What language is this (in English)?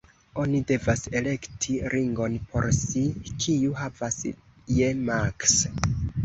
Esperanto